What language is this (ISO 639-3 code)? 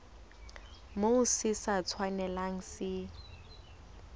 sot